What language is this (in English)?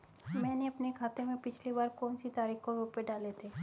Hindi